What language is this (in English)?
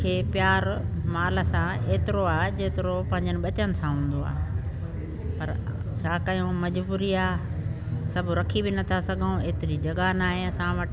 Sindhi